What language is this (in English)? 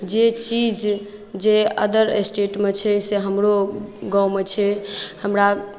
Maithili